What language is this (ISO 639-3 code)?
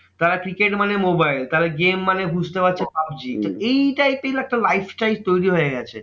ben